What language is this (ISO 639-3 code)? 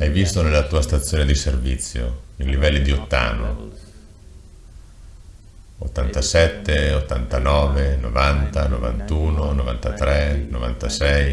ita